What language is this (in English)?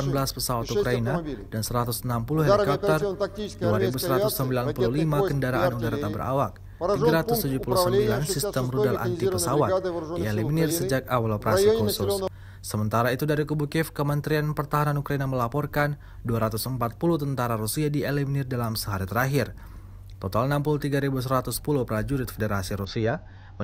Indonesian